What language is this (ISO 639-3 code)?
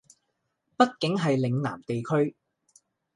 yue